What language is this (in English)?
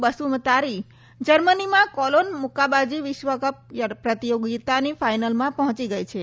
Gujarati